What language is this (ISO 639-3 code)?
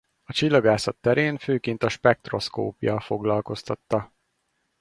hun